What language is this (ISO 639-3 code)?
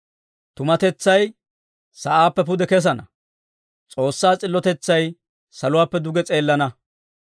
dwr